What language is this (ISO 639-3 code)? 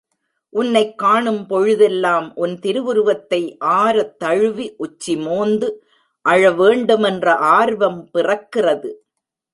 tam